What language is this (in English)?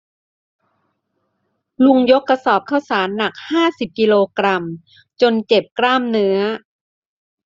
Thai